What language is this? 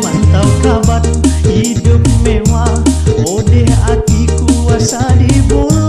Indonesian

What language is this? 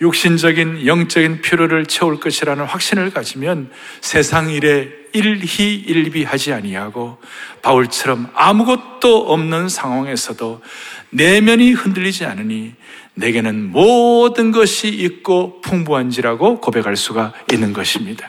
Korean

